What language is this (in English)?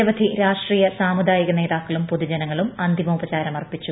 Malayalam